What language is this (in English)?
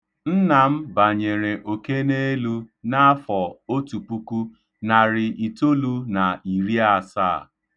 Igbo